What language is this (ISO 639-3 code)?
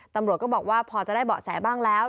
tha